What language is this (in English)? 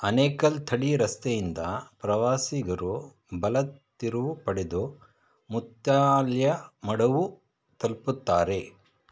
Kannada